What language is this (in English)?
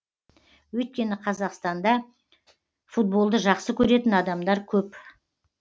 Kazakh